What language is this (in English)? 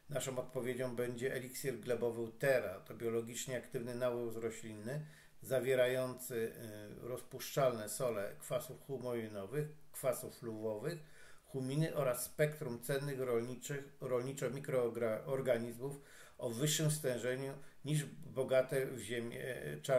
Polish